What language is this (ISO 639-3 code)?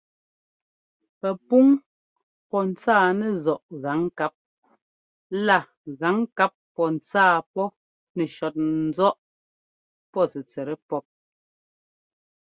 jgo